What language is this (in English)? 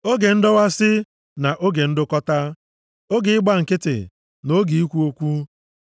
Igbo